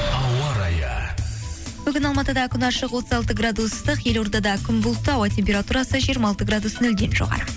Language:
Kazakh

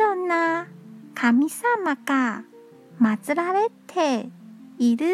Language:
Japanese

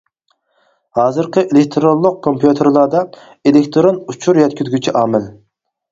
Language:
Uyghur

